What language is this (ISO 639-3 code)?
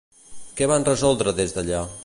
cat